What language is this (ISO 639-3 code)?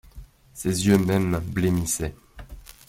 fra